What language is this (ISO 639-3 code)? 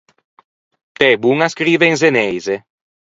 lij